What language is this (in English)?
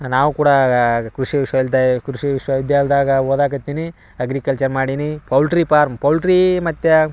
Kannada